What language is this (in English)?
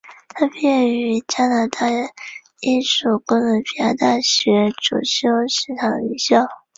Chinese